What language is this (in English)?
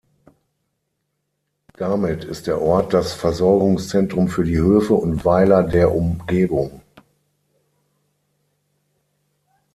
German